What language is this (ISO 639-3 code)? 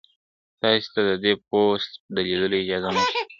pus